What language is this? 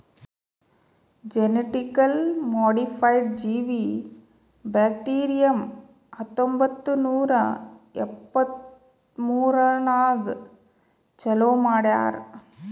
Kannada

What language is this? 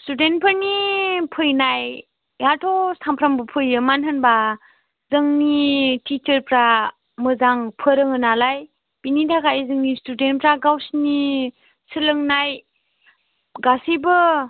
Bodo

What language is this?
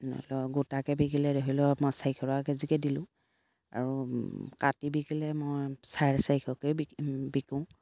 Assamese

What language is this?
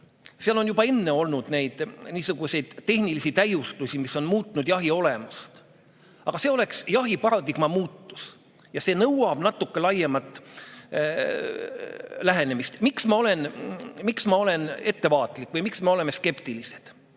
Estonian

